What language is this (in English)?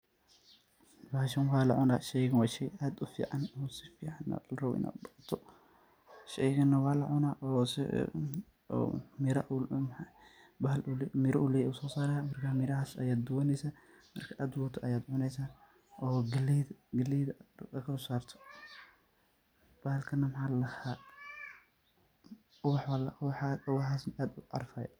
Somali